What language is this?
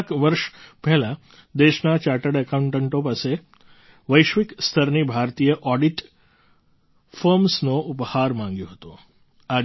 Gujarati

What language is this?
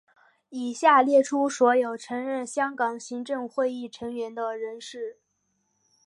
Chinese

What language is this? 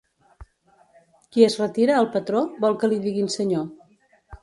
Catalan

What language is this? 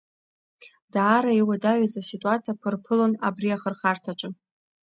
Abkhazian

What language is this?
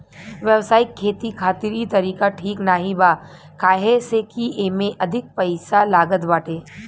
Bhojpuri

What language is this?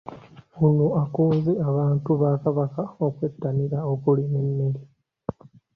Ganda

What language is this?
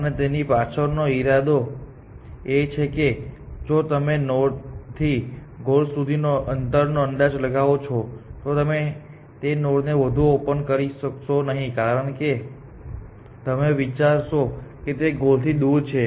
Gujarati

